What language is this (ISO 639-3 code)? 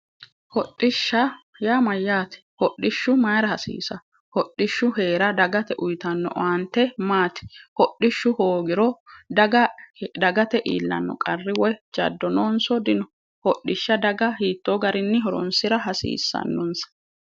sid